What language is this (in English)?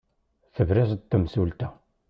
Kabyle